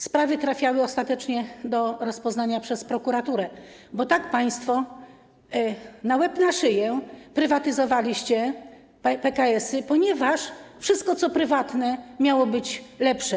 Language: Polish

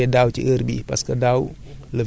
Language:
Wolof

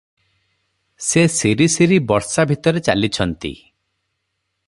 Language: Odia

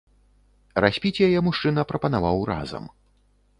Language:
Belarusian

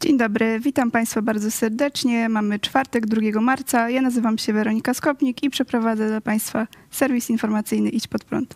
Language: Polish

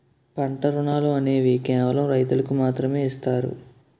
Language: Telugu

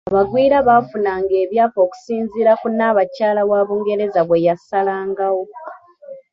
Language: Ganda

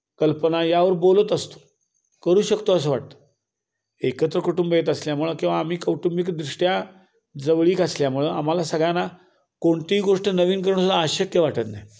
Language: Marathi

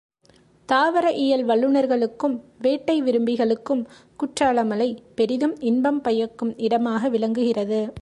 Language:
Tamil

